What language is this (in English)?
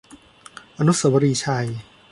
Thai